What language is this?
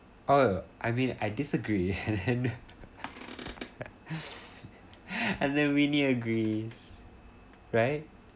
English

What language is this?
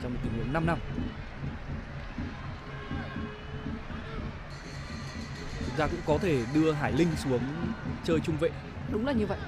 Vietnamese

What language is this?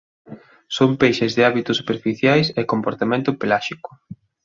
Galician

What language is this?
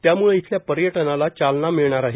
Marathi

